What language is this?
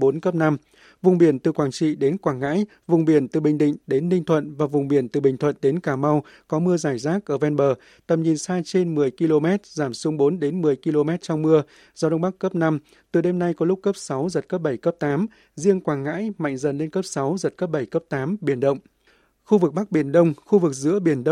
Vietnamese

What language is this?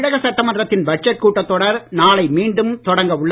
Tamil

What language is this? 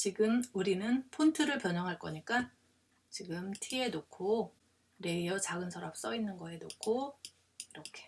Korean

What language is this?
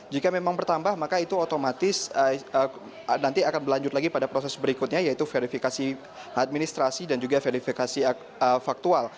Indonesian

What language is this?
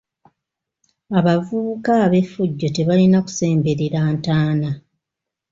Ganda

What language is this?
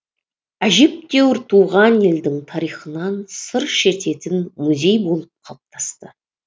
Kazakh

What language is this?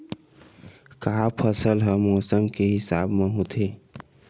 Chhattisgarhi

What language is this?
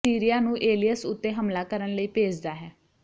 Punjabi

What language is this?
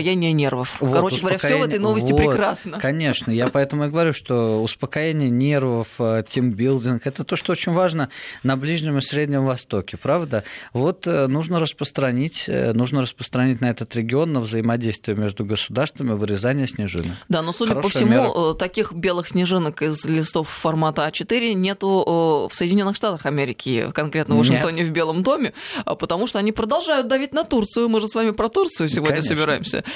Russian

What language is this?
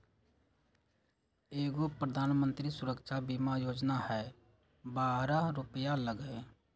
Magahi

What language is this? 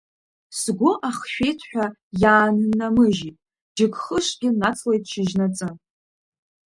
Abkhazian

